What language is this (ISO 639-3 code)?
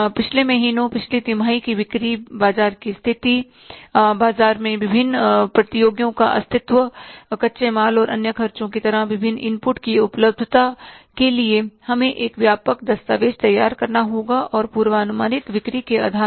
hin